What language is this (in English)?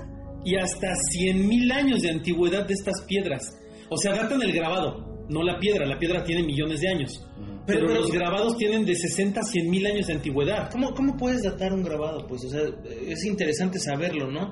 Spanish